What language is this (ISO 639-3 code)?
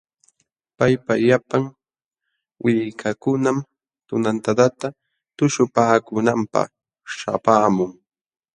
qxw